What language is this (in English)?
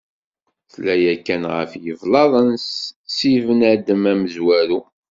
Kabyle